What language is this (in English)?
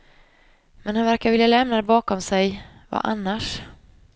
Swedish